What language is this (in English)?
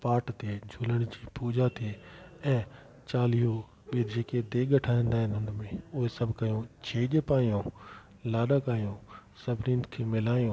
Sindhi